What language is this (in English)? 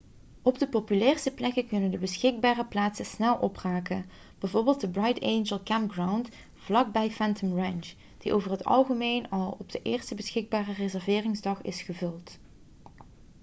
Dutch